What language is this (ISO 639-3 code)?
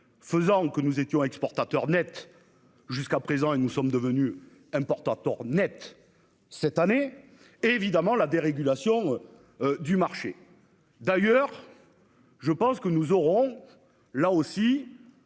fra